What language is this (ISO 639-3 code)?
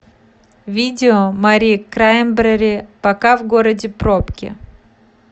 rus